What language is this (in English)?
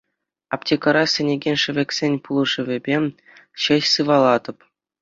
Chuvash